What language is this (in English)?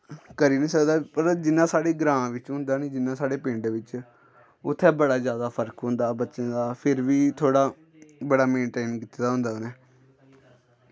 Dogri